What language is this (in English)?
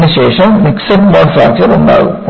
Malayalam